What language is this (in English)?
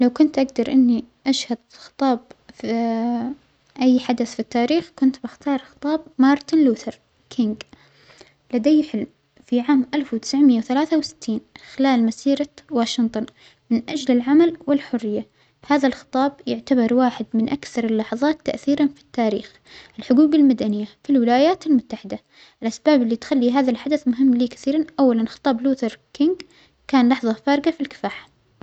Omani Arabic